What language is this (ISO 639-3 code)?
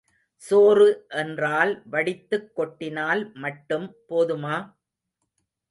tam